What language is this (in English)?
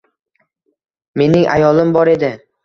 Uzbek